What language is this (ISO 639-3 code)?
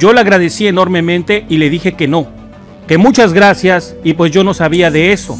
spa